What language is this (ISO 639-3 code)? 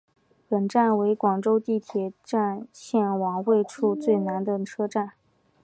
zho